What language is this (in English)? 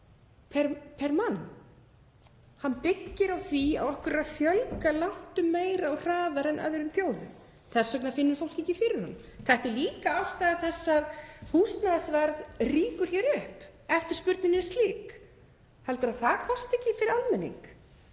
Icelandic